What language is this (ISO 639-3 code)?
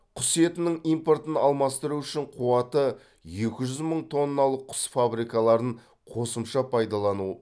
kaz